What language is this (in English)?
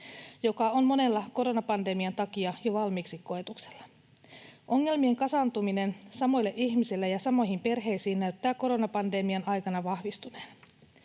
Finnish